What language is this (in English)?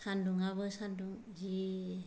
Bodo